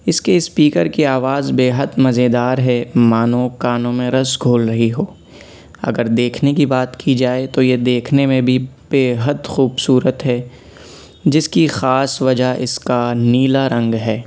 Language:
Urdu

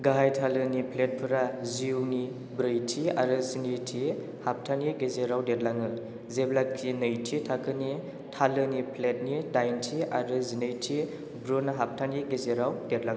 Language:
Bodo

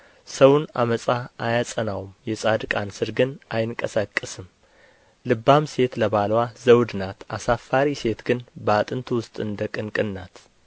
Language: Amharic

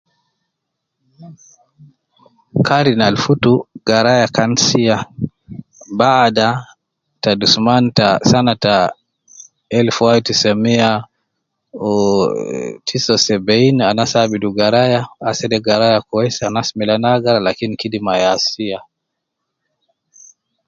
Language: Nubi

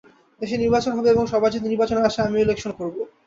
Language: Bangla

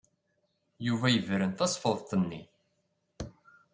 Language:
Kabyle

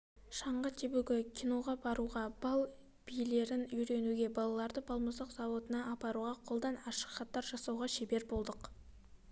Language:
Kazakh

